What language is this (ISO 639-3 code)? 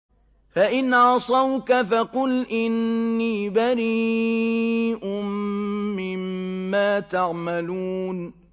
ara